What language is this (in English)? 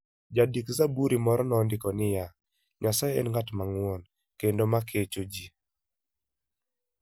Luo (Kenya and Tanzania)